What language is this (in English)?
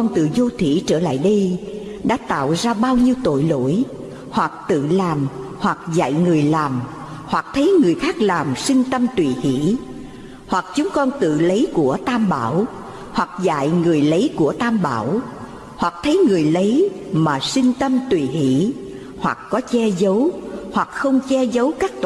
Vietnamese